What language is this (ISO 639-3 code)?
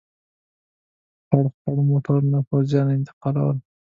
pus